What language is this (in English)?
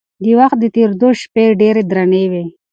Pashto